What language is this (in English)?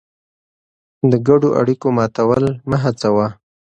Pashto